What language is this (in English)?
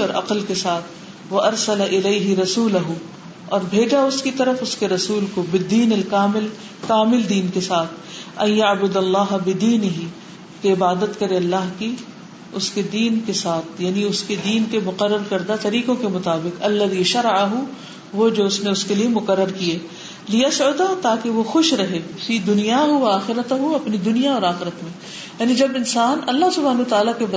Urdu